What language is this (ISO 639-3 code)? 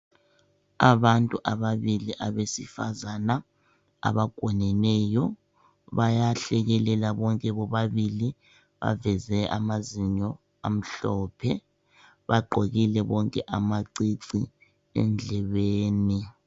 nde